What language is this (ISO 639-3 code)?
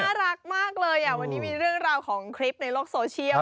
tha